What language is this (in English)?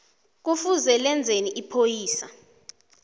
South Ndebele